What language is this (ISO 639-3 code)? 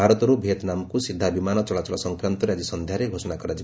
ori